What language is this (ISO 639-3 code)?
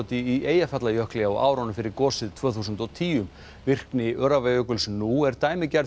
isl